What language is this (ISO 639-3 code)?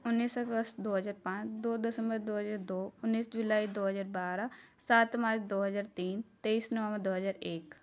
pan